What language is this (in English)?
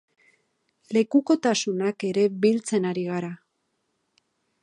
Basque